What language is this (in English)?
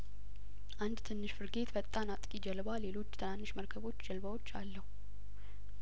Amharic